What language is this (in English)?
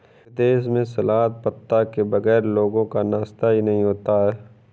Hindi